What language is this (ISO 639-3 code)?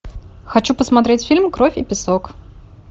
rus